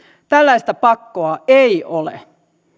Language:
Finnish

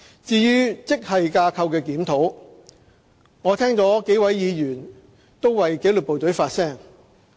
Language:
Cantonese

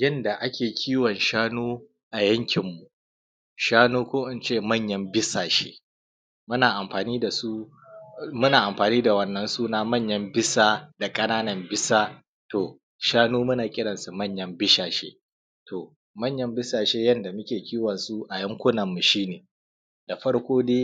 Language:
Hausa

